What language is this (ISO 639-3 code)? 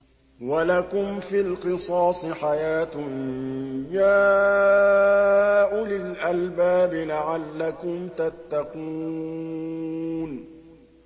ara